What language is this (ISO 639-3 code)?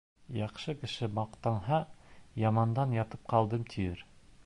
bak